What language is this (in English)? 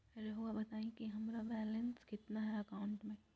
Magahi